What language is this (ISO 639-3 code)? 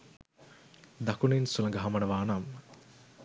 sin